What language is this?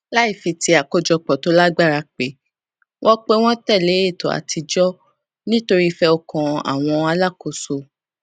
Yoruba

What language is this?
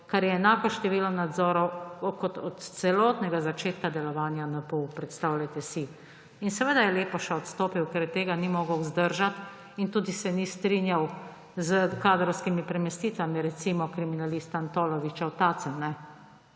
Slovenian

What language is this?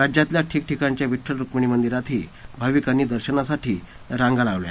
Marathi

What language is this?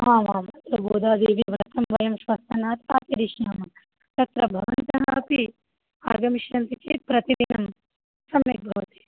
Sanskrit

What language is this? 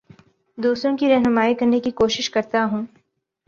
Urdu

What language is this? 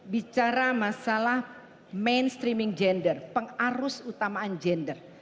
Indonesian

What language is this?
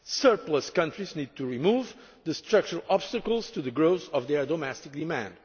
English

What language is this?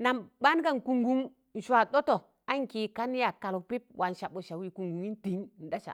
Tangale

